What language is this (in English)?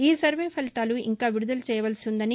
Telugu